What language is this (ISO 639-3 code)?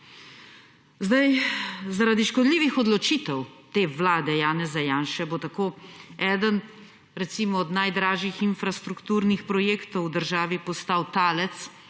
slv